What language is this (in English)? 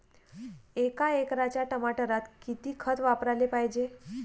Marathi